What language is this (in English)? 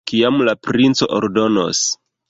Esperanto